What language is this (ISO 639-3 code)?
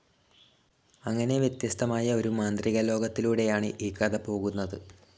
mal